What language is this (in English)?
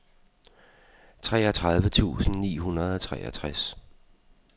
Danish